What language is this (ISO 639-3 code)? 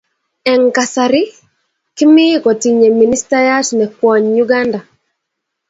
kln